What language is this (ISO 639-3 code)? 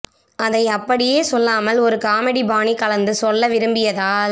tam